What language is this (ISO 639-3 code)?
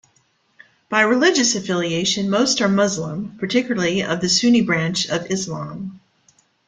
eng